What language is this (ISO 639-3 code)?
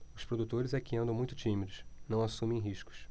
por